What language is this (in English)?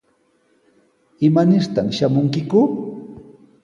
Sihuas Ancash Quechua